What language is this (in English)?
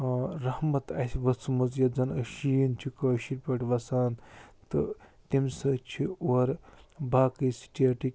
Kashmiri